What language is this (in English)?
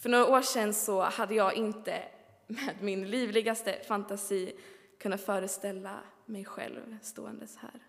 Swedish